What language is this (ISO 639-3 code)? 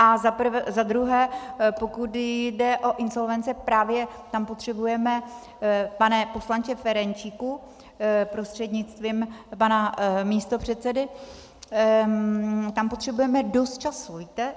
ces